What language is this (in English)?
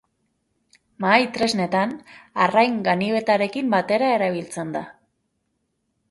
Basque